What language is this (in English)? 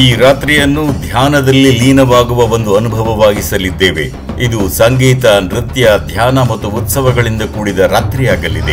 Kannada